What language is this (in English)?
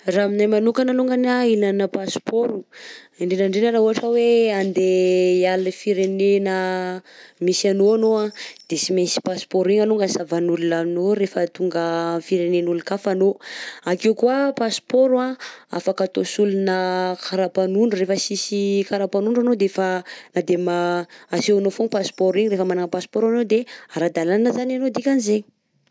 Southern Betsimisaraka Malagasy